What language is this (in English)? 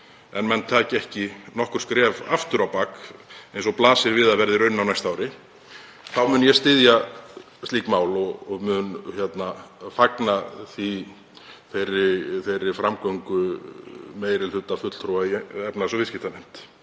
Icelandic